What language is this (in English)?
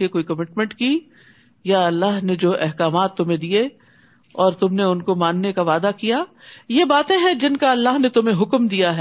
Urdu